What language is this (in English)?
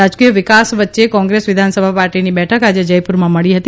Gujarati